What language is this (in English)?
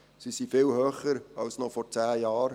Swiss German